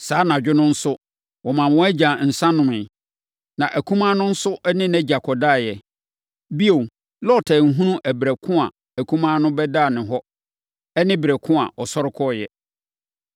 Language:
Akan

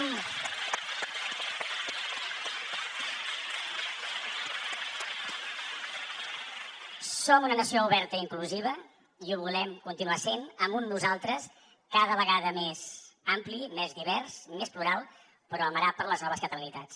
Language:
Catalan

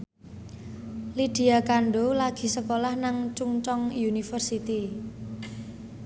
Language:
Javanese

